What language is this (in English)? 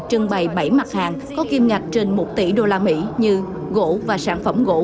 Vietnamese